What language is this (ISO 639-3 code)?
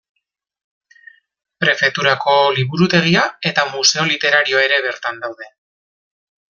eus